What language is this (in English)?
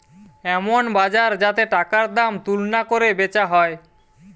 Bangla